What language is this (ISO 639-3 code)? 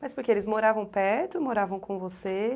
por